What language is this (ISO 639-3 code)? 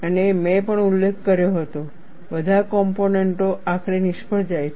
guj